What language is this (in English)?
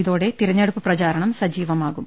Malayalam